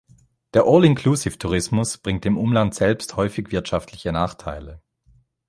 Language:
German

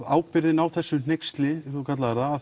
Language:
Icelandic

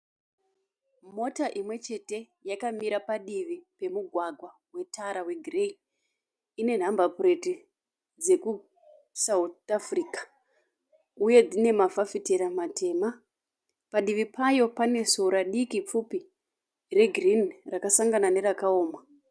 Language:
Shona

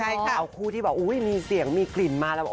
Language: Thai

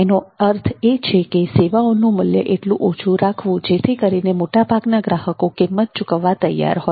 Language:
Gujarati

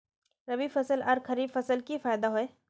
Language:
Magahi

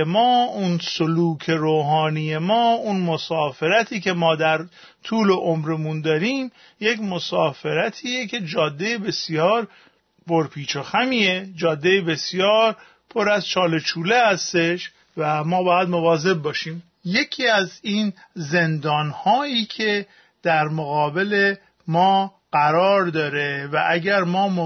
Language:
Persian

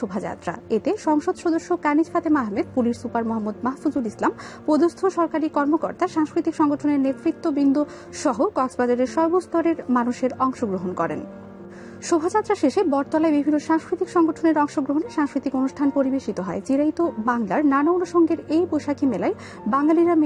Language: English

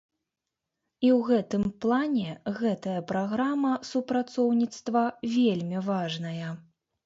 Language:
Belarusian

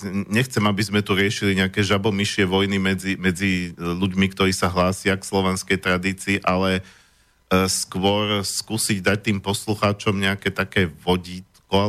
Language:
Slovak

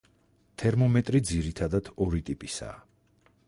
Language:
Georgian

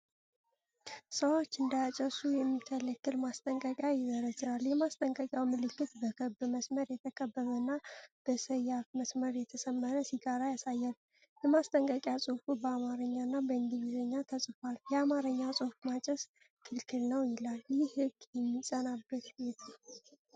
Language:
Amharic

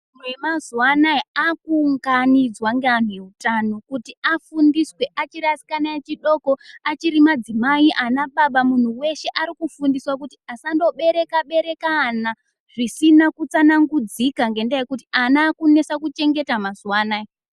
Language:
Ndau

